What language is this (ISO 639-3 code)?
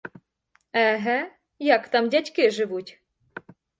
ukr